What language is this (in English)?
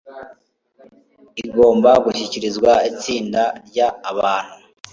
Kinyarwanda